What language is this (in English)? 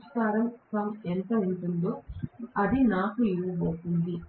Telugu